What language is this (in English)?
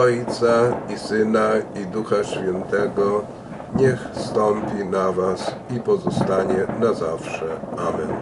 Polish